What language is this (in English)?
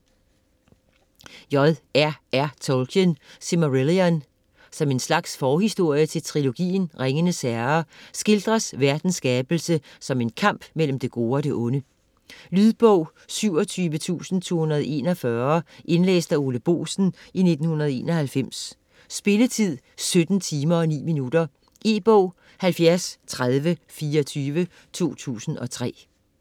Danish